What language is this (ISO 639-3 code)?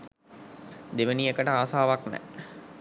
sin